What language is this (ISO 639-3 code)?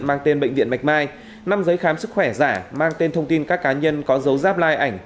vie